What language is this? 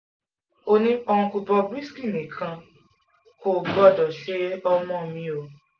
Yoruba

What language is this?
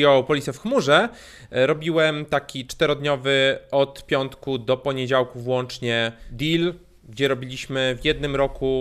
Polish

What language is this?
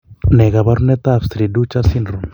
Kalenjin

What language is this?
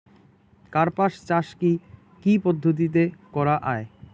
Bangla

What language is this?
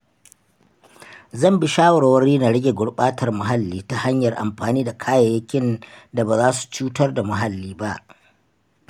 Hausa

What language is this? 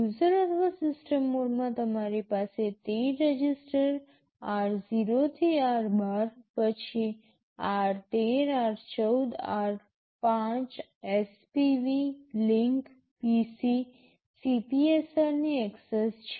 Gujarati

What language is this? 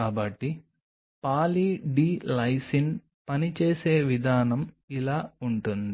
Telugu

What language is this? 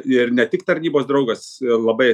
Lithuanian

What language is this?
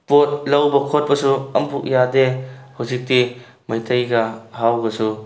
Manipuri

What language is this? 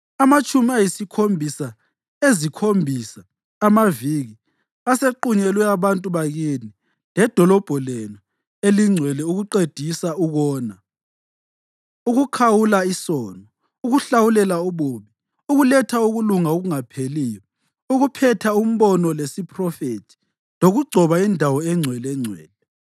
North Ndebele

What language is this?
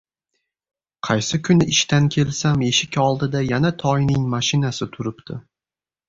Uzbek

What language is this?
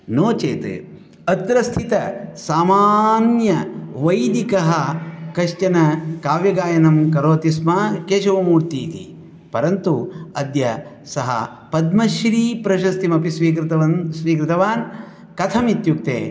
Sanskrit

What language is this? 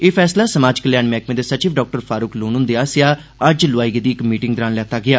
Dogri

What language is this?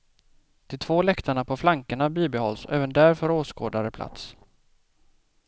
Swedish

